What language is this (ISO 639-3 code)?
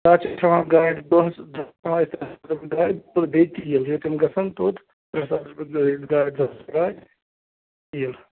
kas